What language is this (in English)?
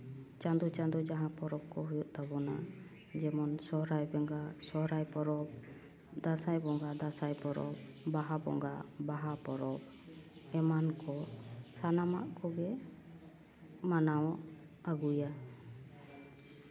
Santali